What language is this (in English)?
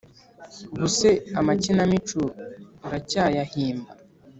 Kinyarwanda